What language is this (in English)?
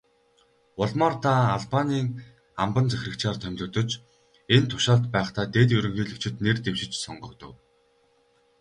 Mongolian